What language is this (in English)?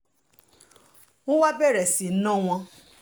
Yoruba